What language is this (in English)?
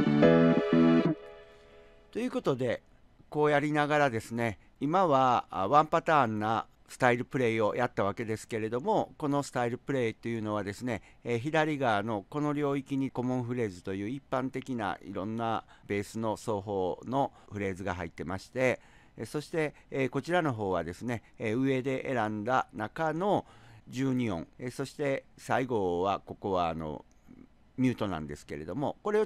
Japanese